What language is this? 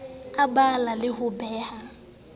Southern Sotho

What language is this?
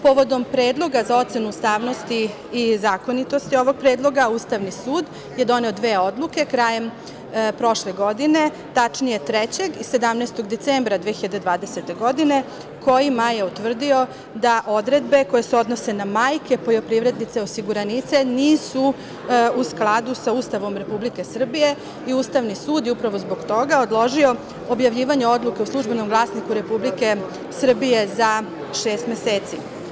Serbian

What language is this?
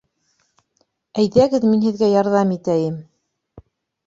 Bashkir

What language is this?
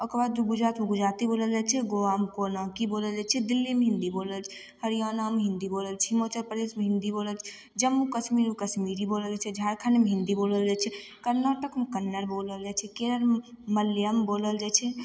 Maithili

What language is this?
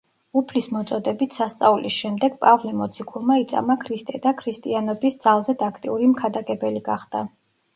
Georgian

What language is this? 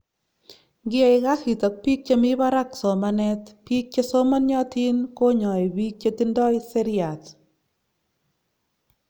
Kalenjin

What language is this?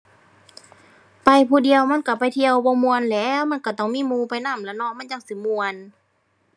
Thai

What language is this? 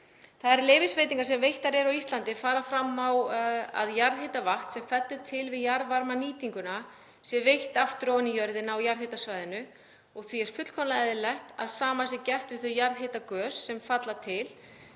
Icelandic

